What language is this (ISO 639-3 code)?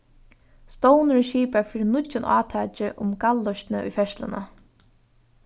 fao